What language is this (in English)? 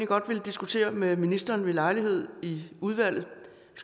Danish